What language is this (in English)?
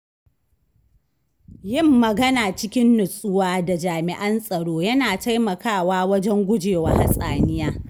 Hausa